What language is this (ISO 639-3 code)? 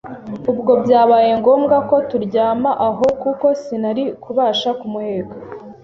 kin